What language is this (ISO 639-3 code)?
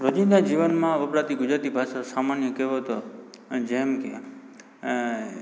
guj